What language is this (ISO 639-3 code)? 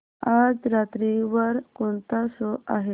mar